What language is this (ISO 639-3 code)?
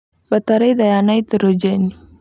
kik